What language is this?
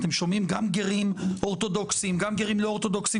Hebrew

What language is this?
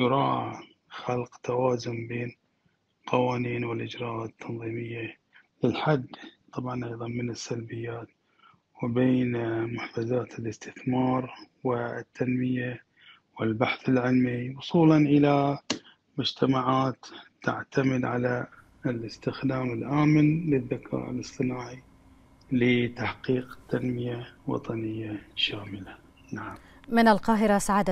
Arabic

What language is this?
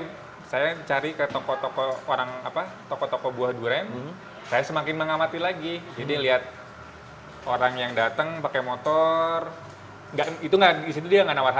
Indonesian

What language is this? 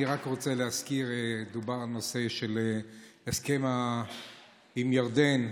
Hebrew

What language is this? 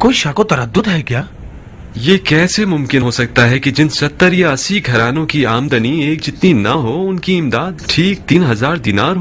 Hindi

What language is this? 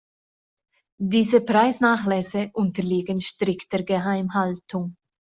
German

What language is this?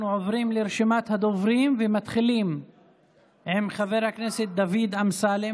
Hebrew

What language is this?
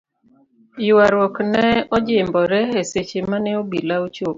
Luo (Kenya and Tanzania)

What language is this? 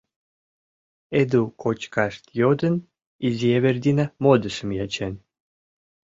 Mari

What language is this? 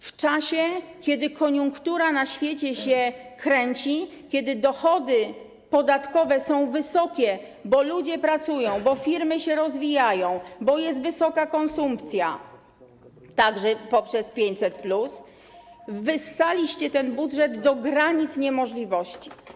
Polish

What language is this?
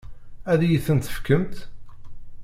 Kabyle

